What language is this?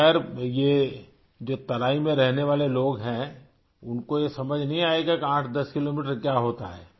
Urdu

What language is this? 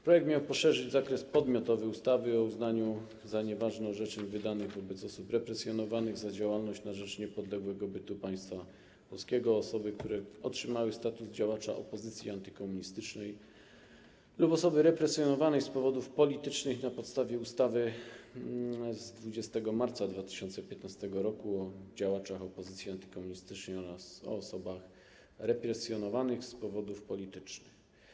Polish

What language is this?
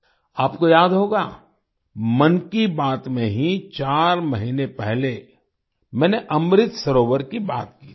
Hindi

